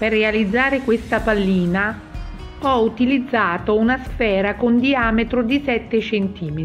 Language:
Italian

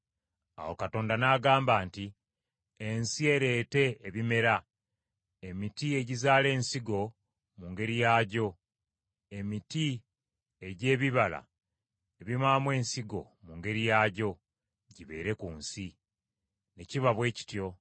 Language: Ganda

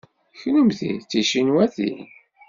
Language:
Kabyle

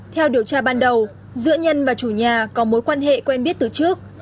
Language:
Vietnamese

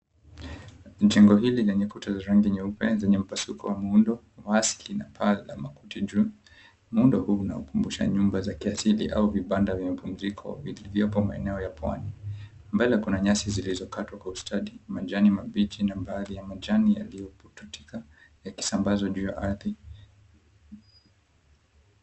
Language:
Swahili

